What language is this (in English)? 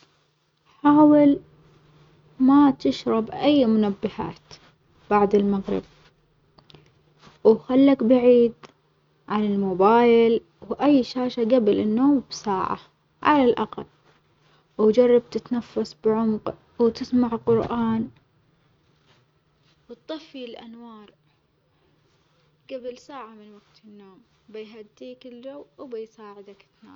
Omani Arabic